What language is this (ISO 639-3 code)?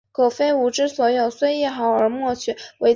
zho